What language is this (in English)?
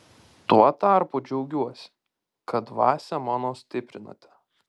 Lithuanian